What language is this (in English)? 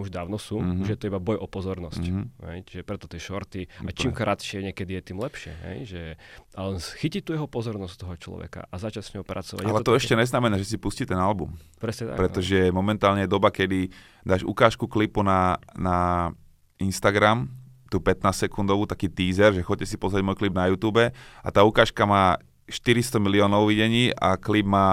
Slovak